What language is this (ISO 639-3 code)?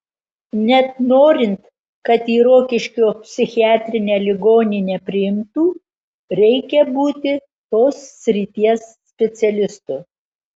lit